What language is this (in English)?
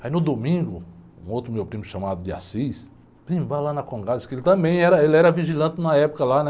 Portuguese